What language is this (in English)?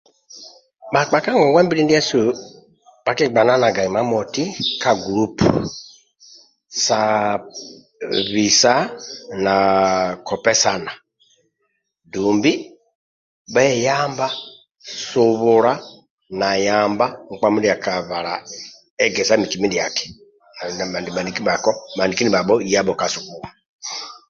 Amba (Uganda)